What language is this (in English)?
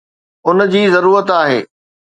Sindhi